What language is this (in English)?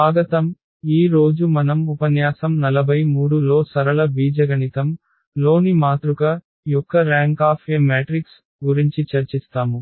Telugu